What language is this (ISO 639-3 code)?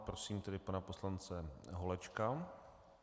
ces